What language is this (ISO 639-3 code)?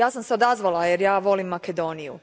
hrv